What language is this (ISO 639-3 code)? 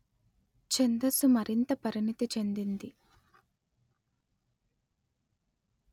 tel